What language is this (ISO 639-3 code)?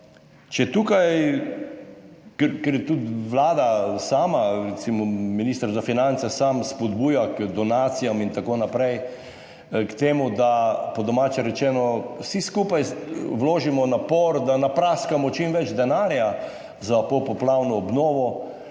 slv